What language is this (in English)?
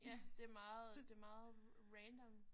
Danish